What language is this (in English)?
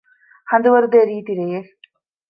Divehi